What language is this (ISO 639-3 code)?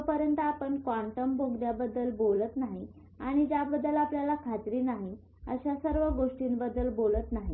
mar